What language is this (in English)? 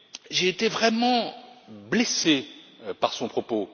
French